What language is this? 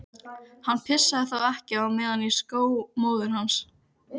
Icelandic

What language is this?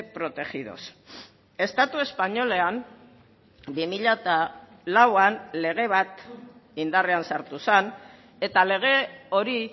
Basque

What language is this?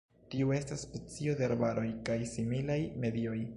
Esperanto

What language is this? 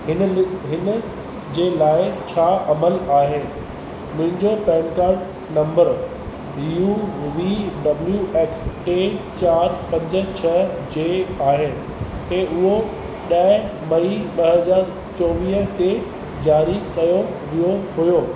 Sindhi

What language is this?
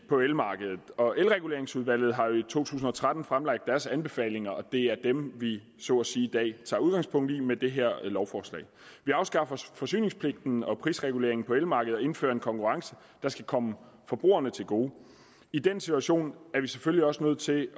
Danish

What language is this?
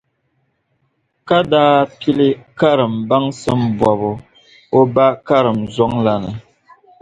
Dagbani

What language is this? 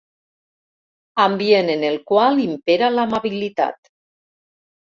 Catalan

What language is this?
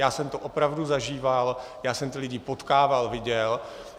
Czech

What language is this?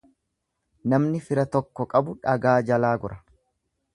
Oromo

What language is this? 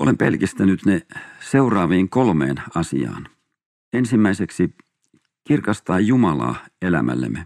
Finnish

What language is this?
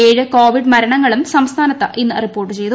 Malayalam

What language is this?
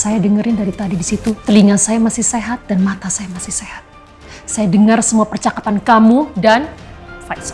Indonesian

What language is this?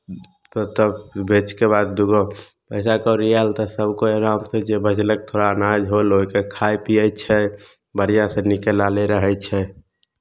Maithili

